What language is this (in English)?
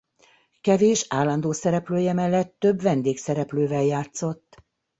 Hungarian